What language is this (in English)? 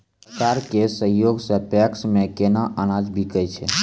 Maithili